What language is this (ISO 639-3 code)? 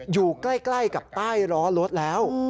tha